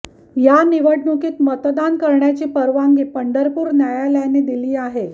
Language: Marathi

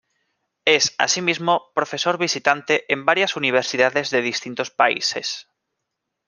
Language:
Spanish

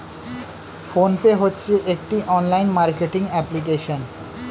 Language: Bangla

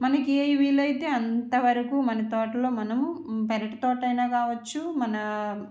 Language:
Telugu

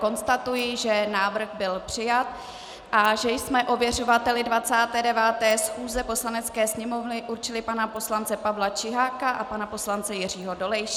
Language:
Czech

